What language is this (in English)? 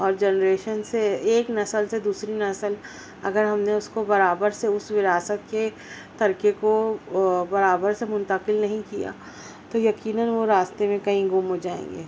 Urdu